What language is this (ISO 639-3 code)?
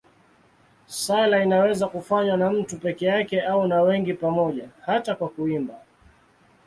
swa